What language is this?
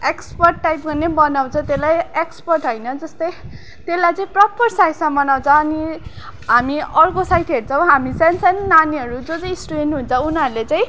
Nepali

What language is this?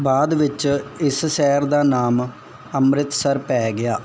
Punjabi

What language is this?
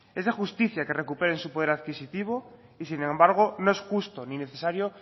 Spanish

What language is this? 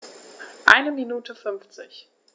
German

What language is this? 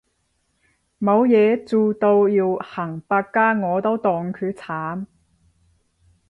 Cantonese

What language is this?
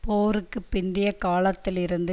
Tamil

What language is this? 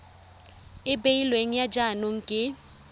Tswana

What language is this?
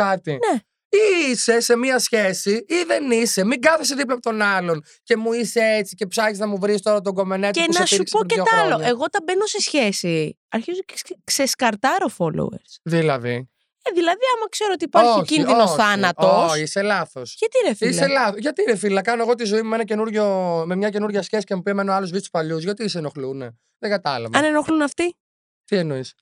Greek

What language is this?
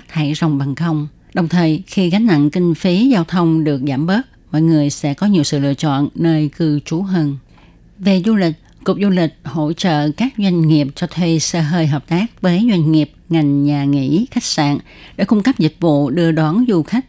Vietnamese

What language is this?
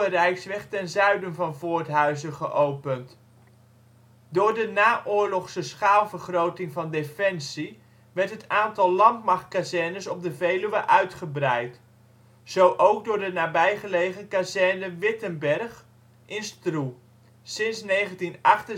Dutch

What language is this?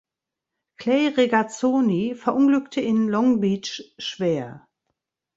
German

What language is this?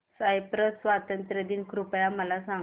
Marathi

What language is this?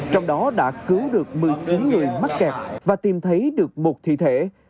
Vietnamese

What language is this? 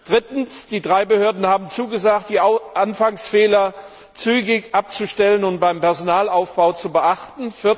German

